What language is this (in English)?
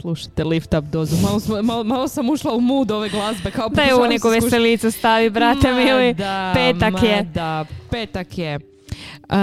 Croatian